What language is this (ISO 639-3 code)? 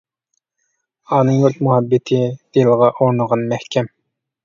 uig